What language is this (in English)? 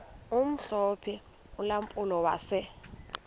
Xhosa